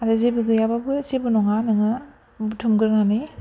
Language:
Bodo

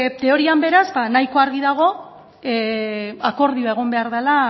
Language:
Basque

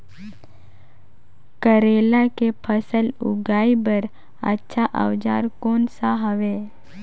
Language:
Chhattisgarhi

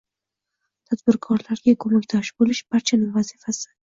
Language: Uzbek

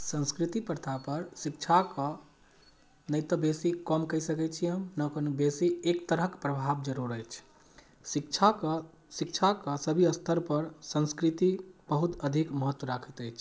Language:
Maithili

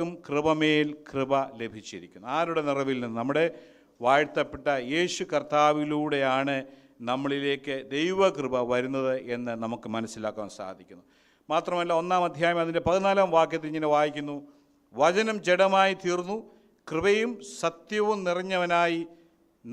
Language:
Malayalam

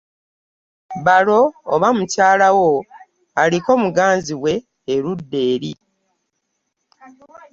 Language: Ganda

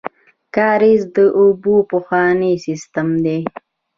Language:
Pashto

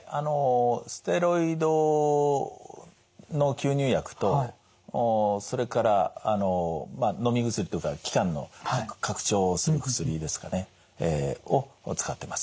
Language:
Japanese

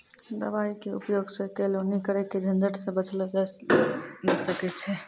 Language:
Maithili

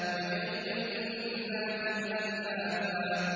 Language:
Arabic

